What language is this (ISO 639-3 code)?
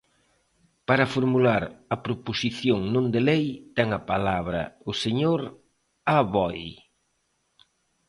glg